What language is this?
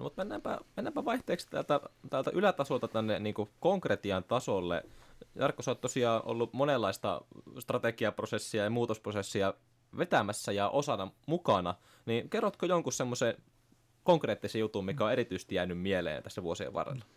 Finnish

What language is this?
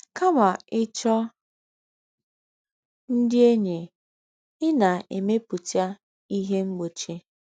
Igbo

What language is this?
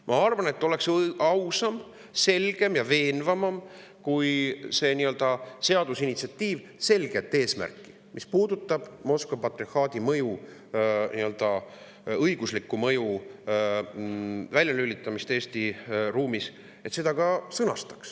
Estonian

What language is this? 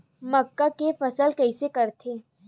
Chhattisgarhi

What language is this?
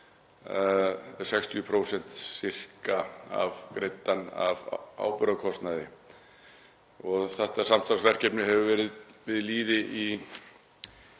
Icelandic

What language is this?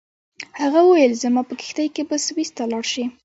Pashto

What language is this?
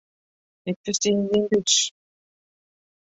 Western Frisian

